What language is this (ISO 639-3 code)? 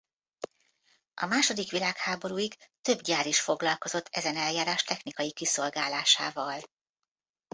hun